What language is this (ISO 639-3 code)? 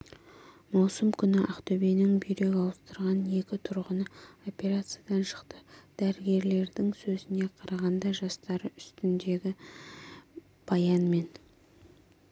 kaz